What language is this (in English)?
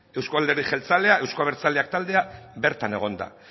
Basque